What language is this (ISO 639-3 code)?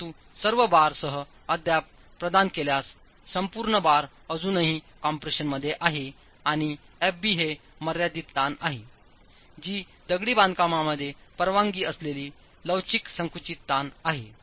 mar